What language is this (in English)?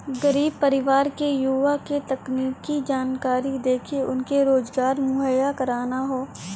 Bhojpuri